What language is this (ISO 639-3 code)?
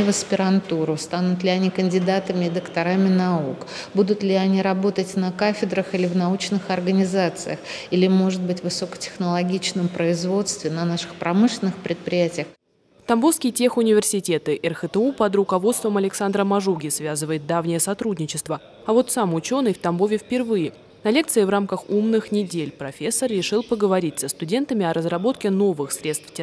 rus